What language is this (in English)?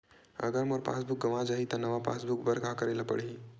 Chhattisgarhi